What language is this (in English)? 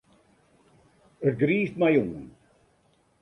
Western Frisian